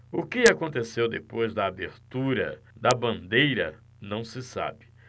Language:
Portuguese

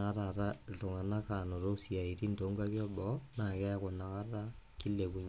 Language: Masai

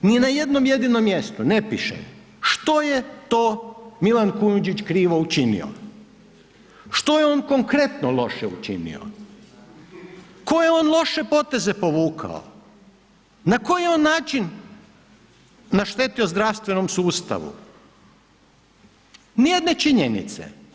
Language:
Croatian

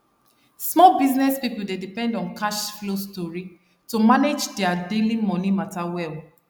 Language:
Nigerian Pidgin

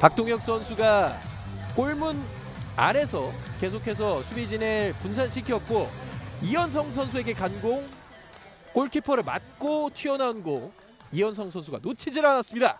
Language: Korean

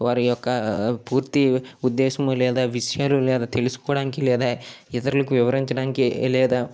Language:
Telugu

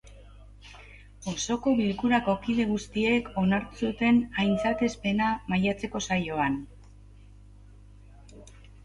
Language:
Basque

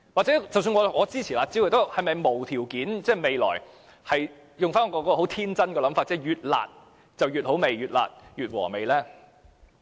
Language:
Cantonese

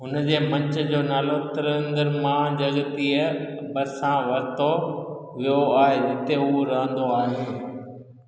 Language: Sindhi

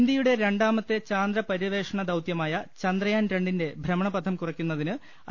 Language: Malayalam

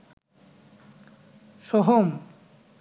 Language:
Bangla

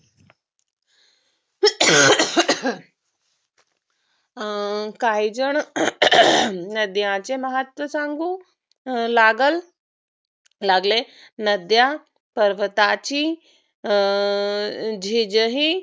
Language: Marathi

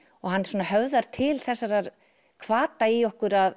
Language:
Icelandic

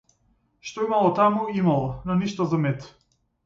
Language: Macedonian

